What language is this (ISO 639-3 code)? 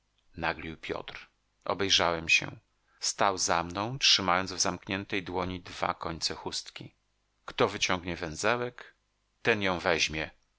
pol